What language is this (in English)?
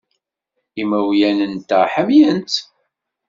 Kabyle